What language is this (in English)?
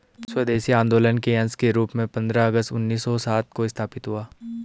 Hindi